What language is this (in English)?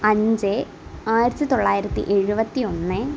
Malayalam